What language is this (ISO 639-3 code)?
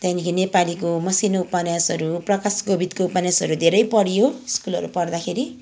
nep